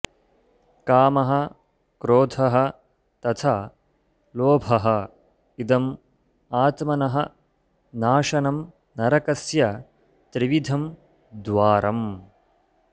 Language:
Sanskrit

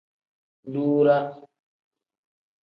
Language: Tem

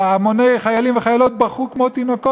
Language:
Hebrew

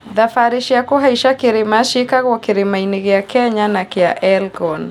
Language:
Kikuyu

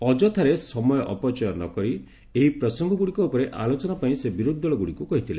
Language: Odia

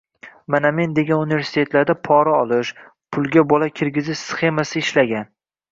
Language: Uzbek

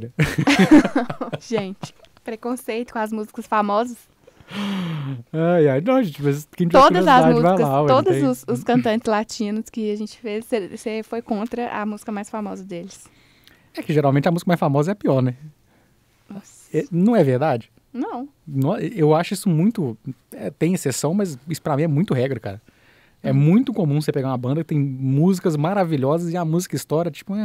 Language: Portuguese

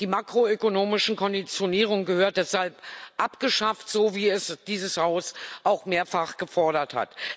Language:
German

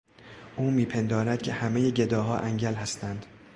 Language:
Persian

